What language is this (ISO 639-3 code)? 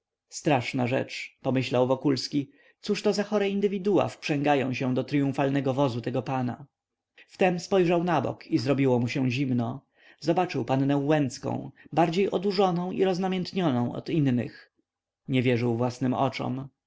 pol